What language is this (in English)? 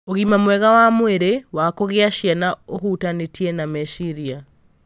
Kikuyu